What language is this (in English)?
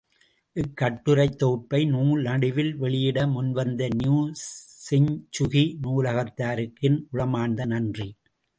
Tamil